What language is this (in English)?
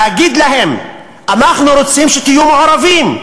Hebrew